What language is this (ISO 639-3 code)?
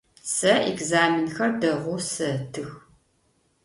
ady